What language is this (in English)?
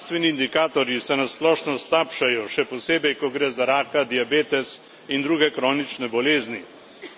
Slovenian